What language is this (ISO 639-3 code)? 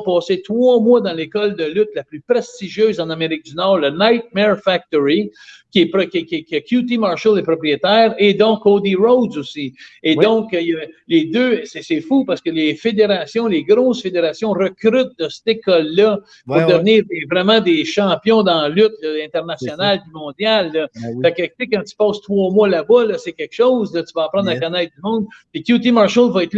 fra